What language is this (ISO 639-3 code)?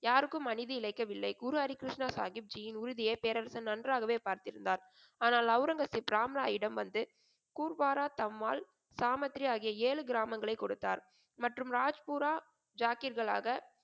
tam